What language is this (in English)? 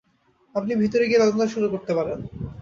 Bangla